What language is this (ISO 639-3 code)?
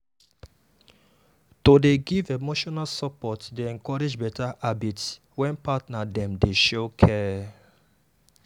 pcm